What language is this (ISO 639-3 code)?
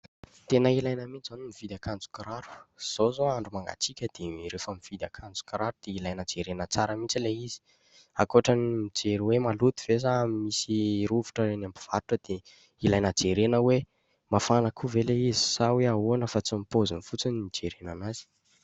mlg